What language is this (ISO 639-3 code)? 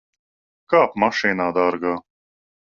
lav